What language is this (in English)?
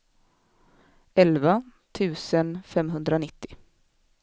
Swedish